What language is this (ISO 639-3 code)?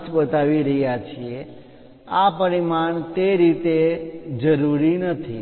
guj